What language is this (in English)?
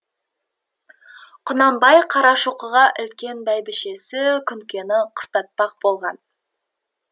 Kazakh